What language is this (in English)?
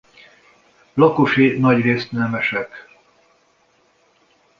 Hungarian